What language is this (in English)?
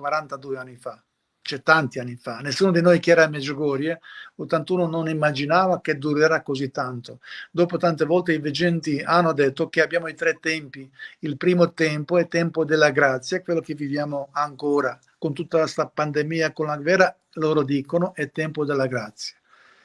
Italian